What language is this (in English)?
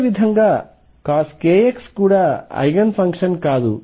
Telugu